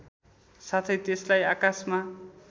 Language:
Nepali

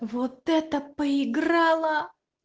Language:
Russian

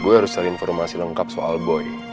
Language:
Indonesian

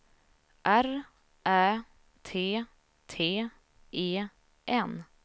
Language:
Swedish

